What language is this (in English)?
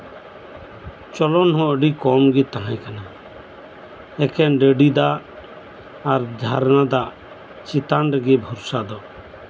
Santali